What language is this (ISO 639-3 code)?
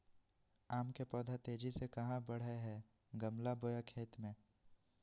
mag